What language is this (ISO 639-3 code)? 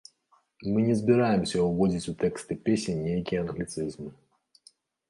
bel